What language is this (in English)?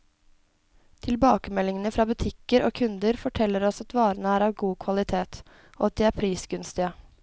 Norwegian